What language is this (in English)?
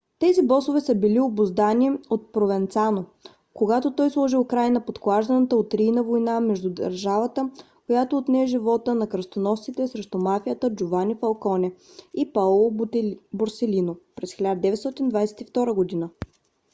Bulgarian